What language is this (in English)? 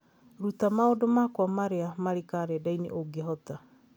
Kikuyu